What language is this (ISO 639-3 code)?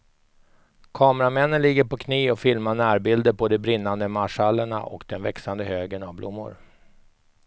swe